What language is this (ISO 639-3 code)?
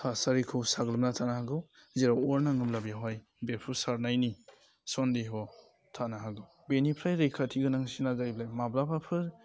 brx